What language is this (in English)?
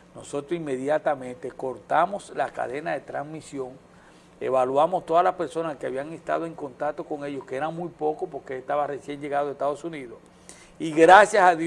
Spanish